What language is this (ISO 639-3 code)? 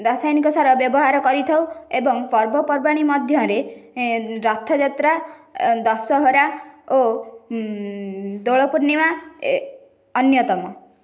ori